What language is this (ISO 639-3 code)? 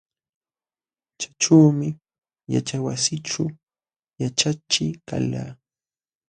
qxw